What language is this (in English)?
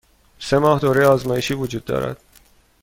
Persian